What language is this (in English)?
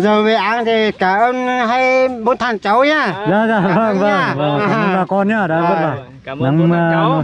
Vietnamese